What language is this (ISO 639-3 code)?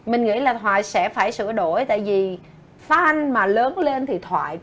vie